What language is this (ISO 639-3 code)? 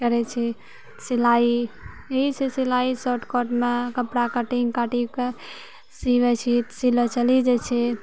mai